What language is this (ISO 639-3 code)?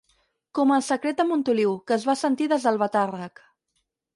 cat